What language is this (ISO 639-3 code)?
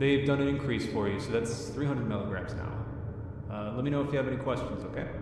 pol